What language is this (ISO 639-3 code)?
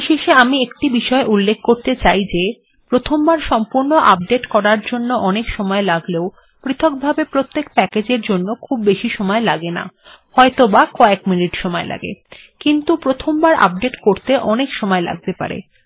ben